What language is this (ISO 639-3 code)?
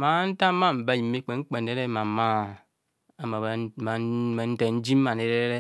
bcs